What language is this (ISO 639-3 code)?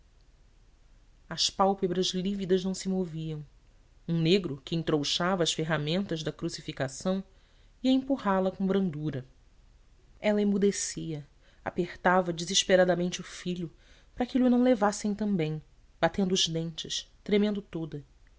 por